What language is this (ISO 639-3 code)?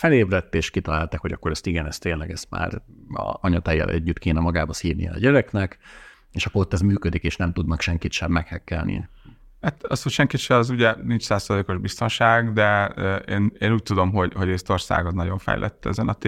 hun